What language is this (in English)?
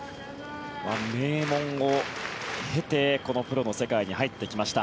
Japanese